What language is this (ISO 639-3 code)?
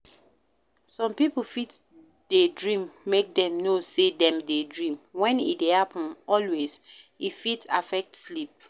pcm